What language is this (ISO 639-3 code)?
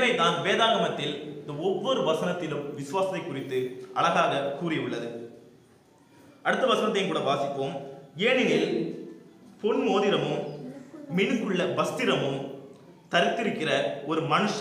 ara